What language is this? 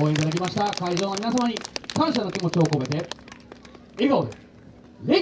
Japanese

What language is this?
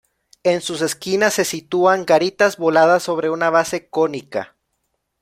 Spanish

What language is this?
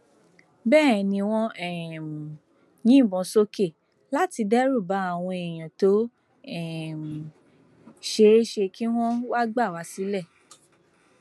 Yoruba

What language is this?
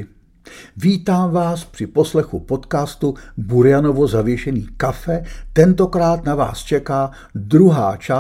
Czech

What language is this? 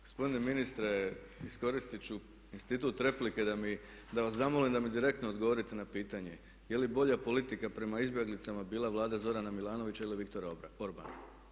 Croatian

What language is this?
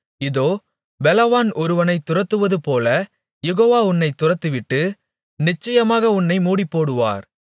Tamil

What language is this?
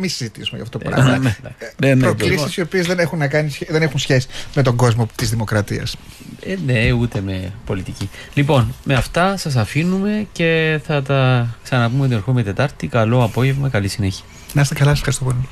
Greek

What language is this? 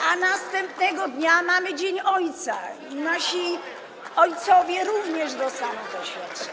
Polish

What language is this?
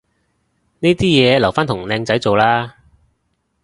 Cantonese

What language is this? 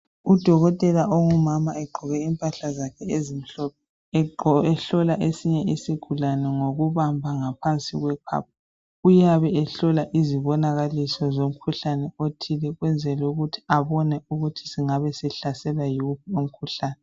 North Ndebele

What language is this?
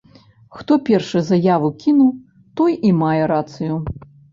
Belarusian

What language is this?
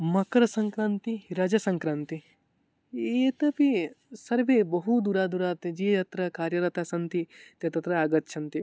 Sanskrit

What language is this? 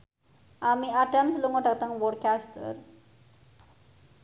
Javanese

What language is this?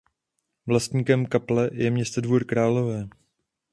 Czech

